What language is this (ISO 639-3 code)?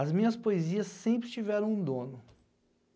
por